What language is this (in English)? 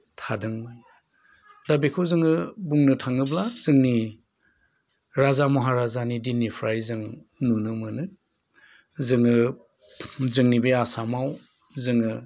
Bodo